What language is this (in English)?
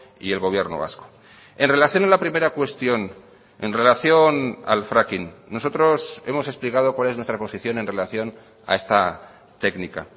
Spanish